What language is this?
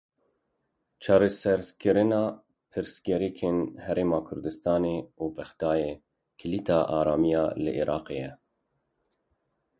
Kurdish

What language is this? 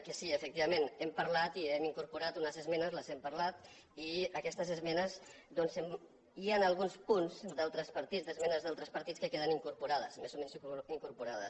Catalan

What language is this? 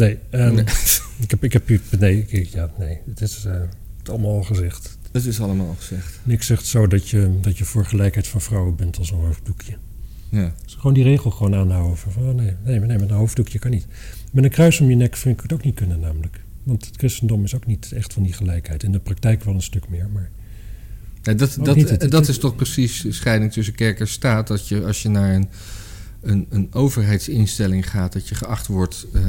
Dutch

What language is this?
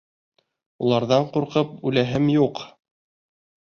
Bashkir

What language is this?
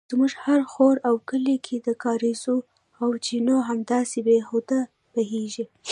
Pashto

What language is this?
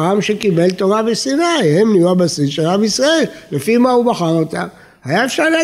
Hebrew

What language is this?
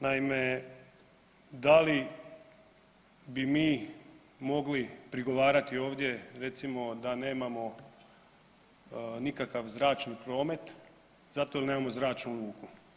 Croatian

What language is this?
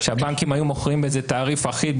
Hebrew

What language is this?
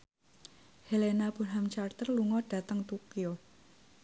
Javanese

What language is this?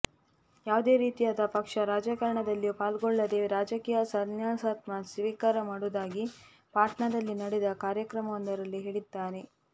Kannada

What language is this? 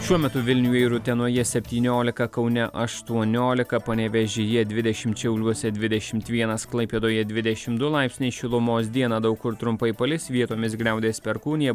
Lithuanian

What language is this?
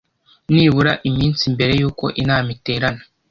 Kinyarwanda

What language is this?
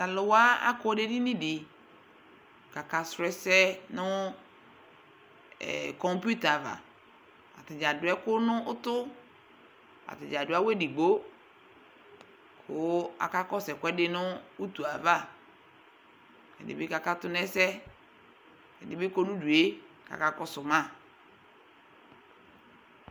Ikposo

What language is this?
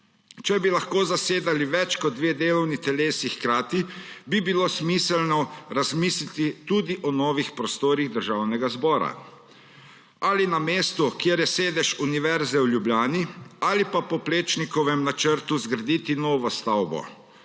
Slovenian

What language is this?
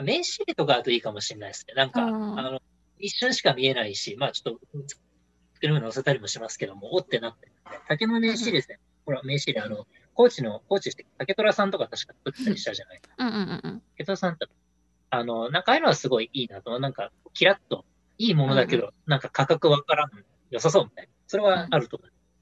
Japanese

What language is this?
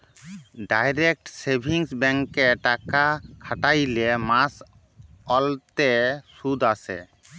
Bangla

